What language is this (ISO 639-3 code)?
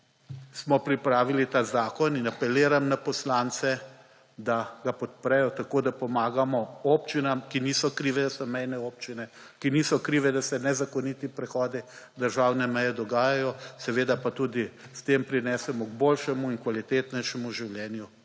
slv